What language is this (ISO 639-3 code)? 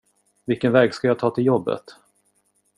swe